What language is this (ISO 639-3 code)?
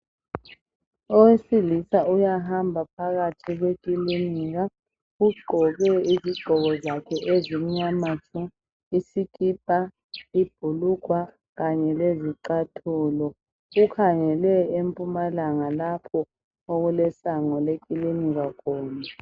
nde